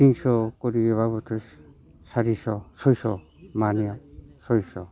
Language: Bodo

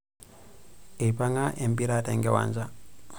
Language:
Masai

